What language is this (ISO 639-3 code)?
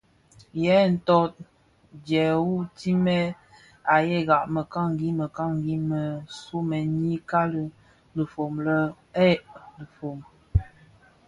ksf